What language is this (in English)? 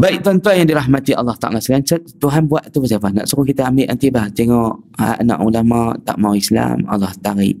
Malay